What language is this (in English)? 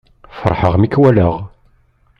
Kabyle